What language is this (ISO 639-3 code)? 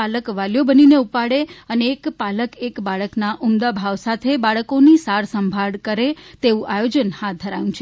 guj